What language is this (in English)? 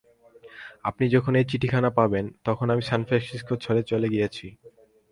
Bangla